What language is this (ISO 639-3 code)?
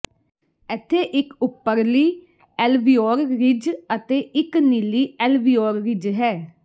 pan